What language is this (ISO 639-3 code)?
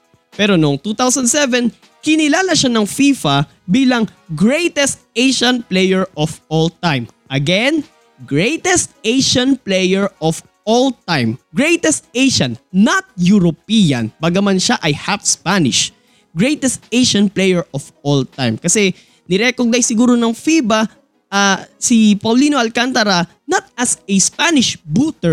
fil